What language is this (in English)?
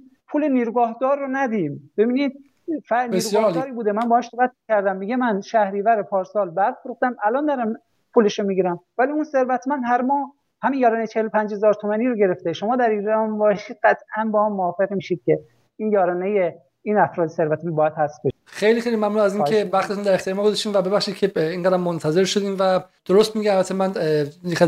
Persian